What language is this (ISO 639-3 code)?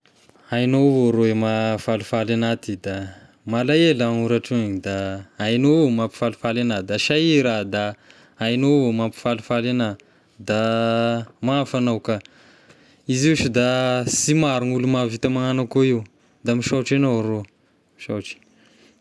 tkg